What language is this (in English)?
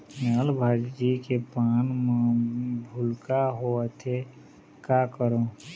Chhattisgarhi